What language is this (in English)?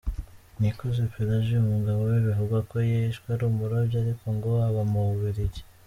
Kinyarwanda